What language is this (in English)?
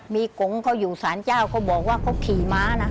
Thai